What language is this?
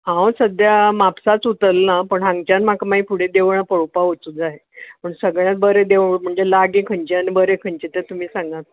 Konkani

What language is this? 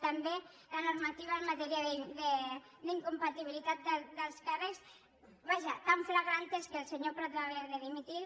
Catalan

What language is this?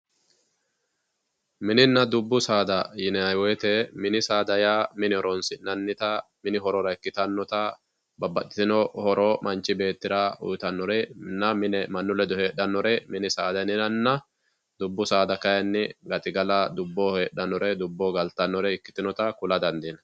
Sidamo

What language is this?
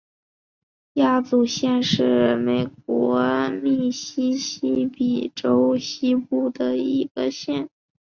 Chinese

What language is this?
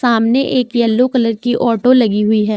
Hindi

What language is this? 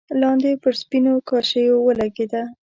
Pashto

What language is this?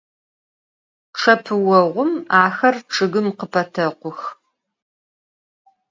Adyghe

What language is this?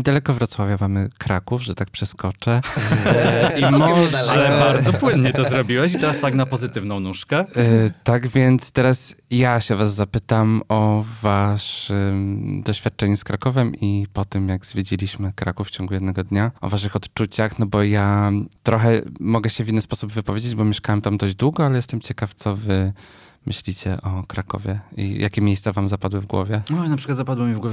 Polish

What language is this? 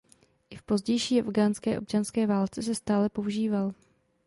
Czech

